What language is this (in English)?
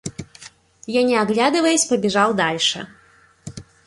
Russian